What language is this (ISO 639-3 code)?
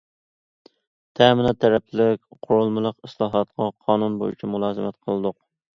uig